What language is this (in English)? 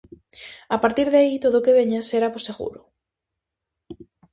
Galician